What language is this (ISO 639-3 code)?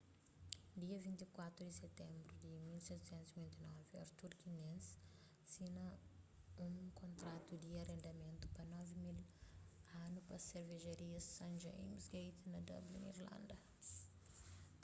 kea